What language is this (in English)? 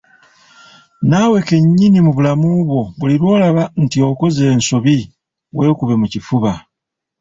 Ganda